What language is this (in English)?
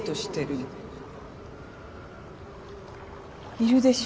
Japanese